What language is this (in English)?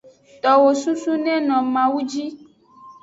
Aja (Benin)